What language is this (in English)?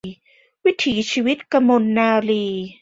Thai